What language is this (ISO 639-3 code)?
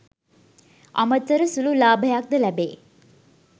sin